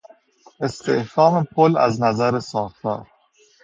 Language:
Persian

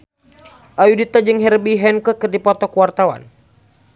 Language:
Sundanese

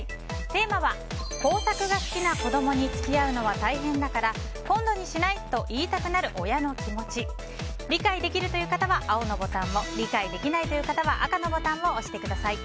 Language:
Japanese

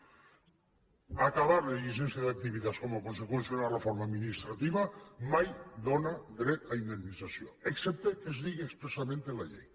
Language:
Catalan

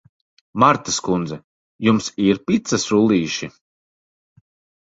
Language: Latvian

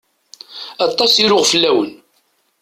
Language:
Kabyle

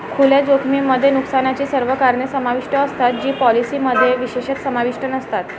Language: Marathi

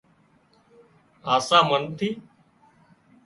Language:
Wadiyara Koli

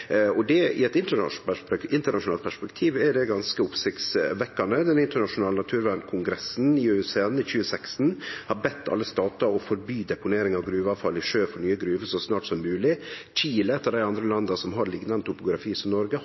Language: Norwegian Nynorsk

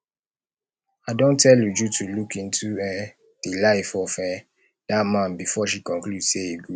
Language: Nigerian Pidgin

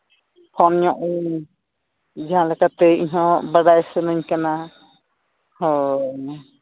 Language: Santali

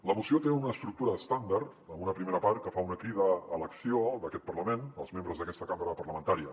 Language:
Catalan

